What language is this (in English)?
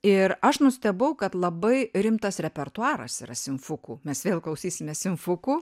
Lithuanian